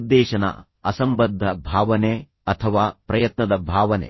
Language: Kannada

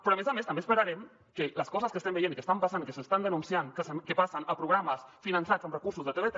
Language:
Catalan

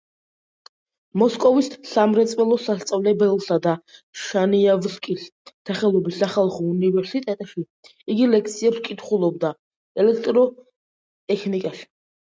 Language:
Georgian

